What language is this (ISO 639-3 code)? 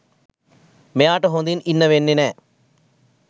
sin